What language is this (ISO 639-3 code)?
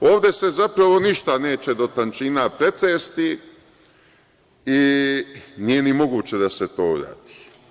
srp